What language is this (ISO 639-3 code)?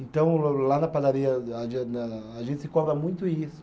por